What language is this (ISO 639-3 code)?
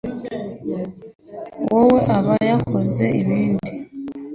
kin